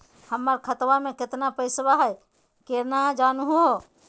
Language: Magahi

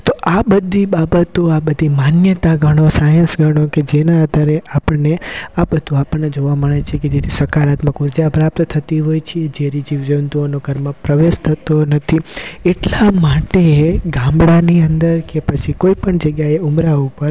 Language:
Gujarati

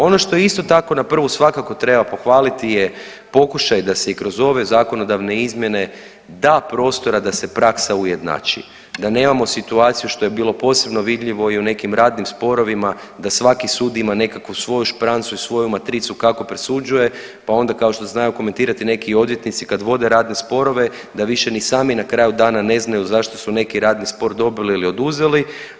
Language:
Croatian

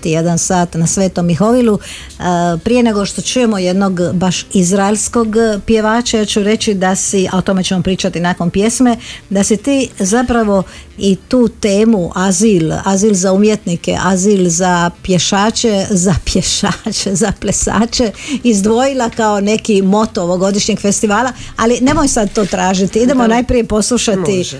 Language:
Croatian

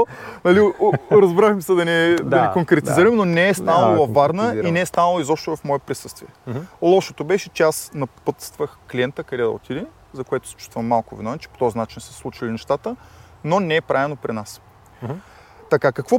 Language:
Bulgarian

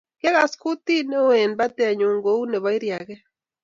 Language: Kalenjin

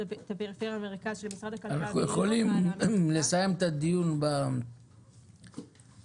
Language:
Hebrew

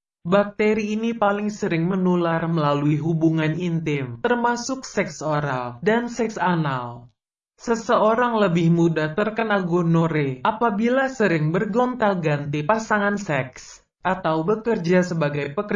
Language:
Indonesian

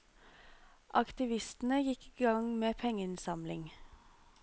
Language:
Norwegian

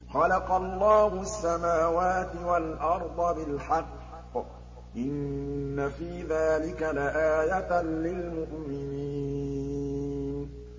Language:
Arabic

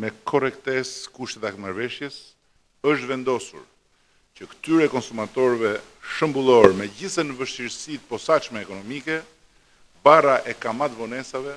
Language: Russian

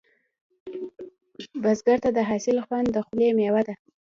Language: Pashto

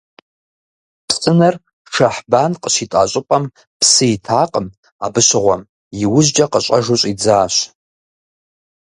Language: Kabardian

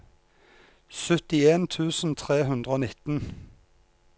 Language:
Norwegian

